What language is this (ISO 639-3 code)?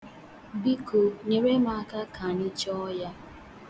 ibo